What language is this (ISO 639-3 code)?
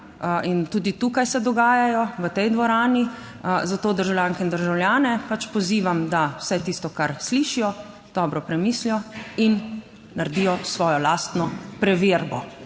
slv